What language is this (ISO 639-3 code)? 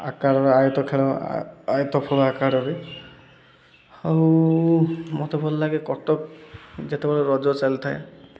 ori